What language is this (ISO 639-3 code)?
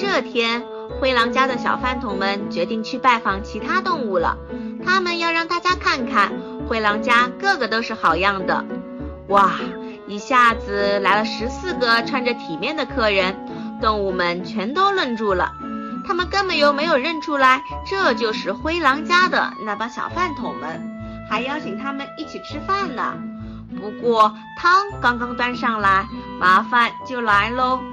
zho